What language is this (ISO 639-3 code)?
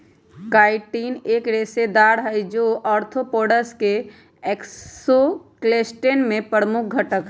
mag